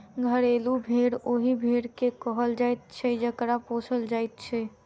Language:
Maithili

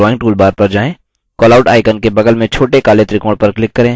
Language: Hindi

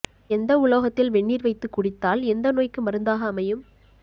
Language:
Tamil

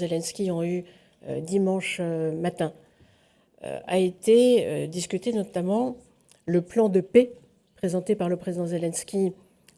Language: French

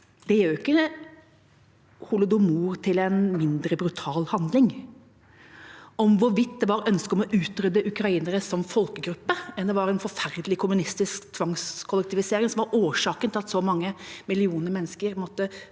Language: Norwegian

